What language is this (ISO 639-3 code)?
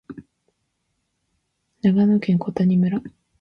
jpn